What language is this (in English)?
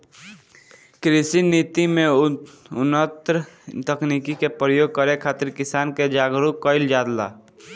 Bhojpuri